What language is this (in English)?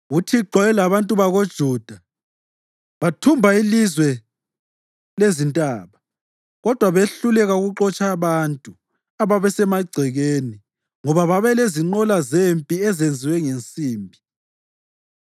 North Ndebele